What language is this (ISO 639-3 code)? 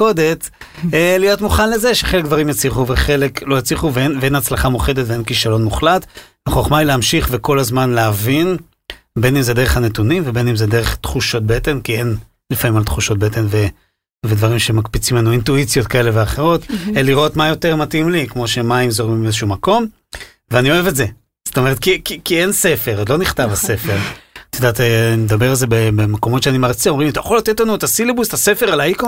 heb